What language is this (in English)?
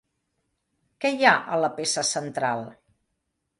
Catalan